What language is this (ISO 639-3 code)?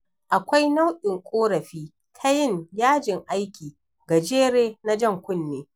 hau